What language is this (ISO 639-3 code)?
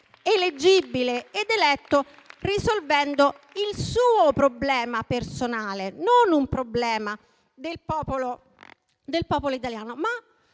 ita